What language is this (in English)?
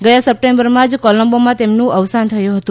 Gujarati